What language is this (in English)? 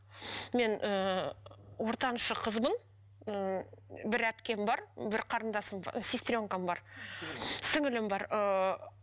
Kazakh